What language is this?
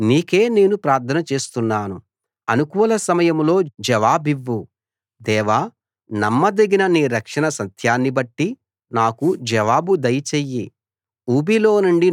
Telugu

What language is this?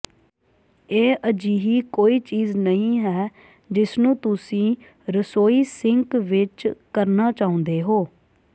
Punjabi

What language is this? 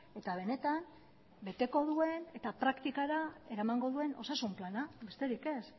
Basque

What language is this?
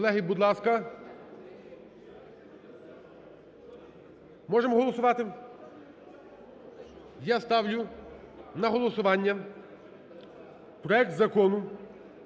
Ukrainian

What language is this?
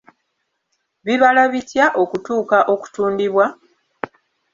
Ganda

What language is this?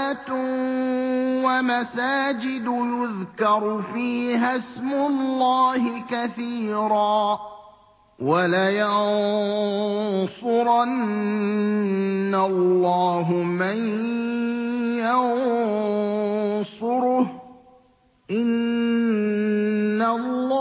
Arabic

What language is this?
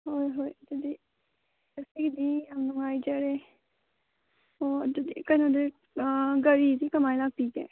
Manipuri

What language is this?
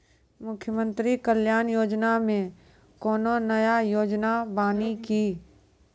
Maithili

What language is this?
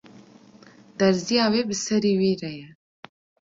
Kurdish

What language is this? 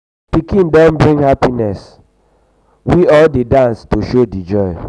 Nigerian Pidgin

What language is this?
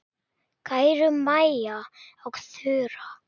Icelandic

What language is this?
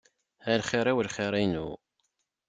Kabyle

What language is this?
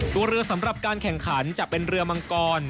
Thai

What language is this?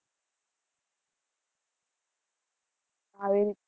Gujarati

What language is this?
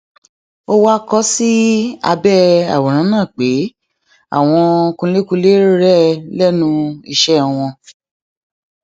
Yoruba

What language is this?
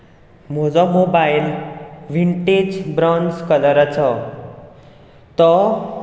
Konkani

